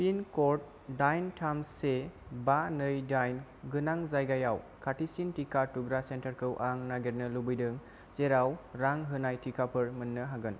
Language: Bodo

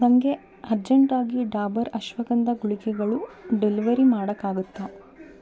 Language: Kannada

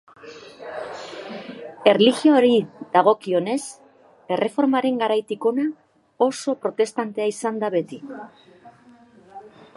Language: Basque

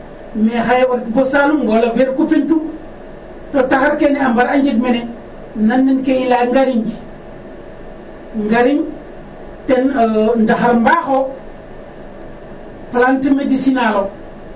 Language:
Serer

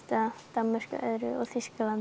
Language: Icelandic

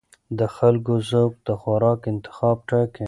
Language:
Pashto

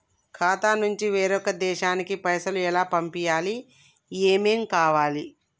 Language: Telugu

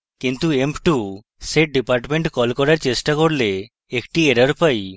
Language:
Bangla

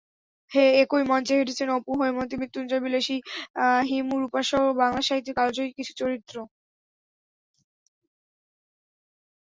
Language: Bangla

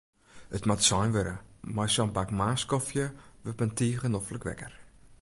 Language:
Western Frisian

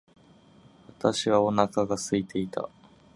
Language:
Japanese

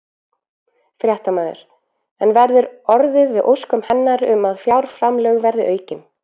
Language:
Icelandic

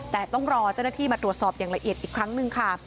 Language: Thai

